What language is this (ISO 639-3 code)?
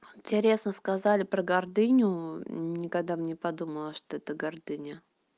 rus